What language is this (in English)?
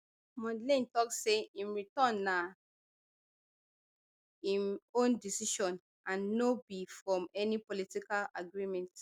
Nigerian Pidgin